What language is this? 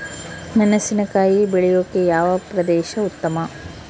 Kannada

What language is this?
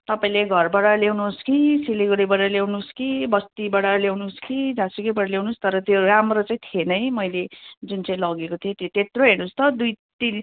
Nepali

